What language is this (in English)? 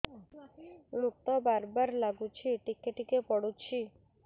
Odia